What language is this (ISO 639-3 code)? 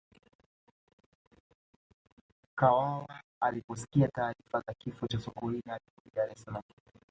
swa